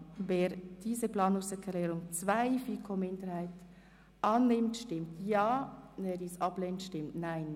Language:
Swiss German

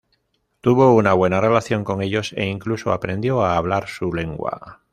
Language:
Spanish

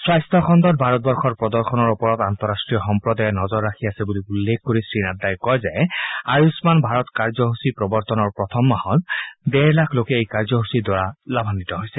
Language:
Assamese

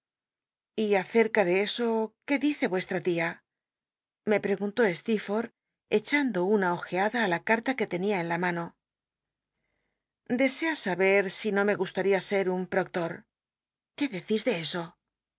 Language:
Spanish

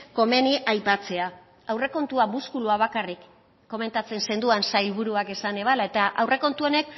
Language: Basque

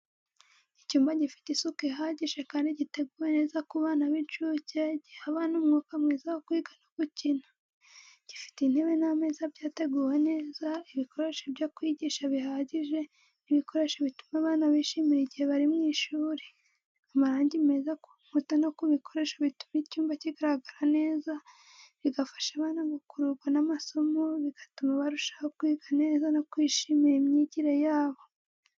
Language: Kinyarwanda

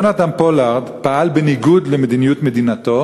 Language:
Hebrew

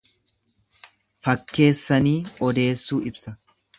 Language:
Oromo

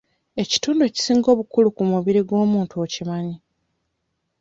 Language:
Ganda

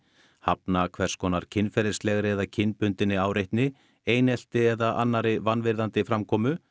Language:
Icelandic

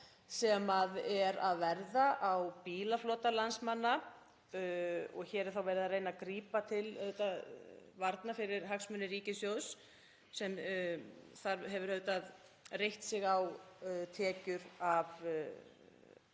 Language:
Icelandic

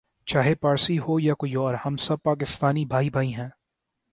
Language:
Urdu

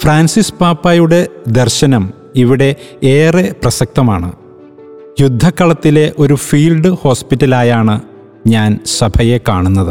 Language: Malayalam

